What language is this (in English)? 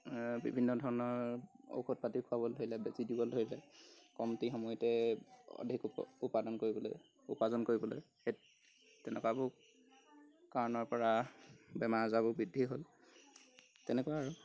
Assamese